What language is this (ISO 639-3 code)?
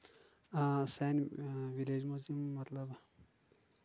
kas